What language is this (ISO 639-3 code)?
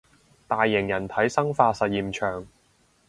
yue